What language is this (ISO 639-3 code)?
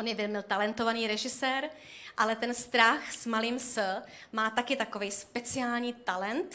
ces